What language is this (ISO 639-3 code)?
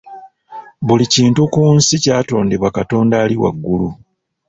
lug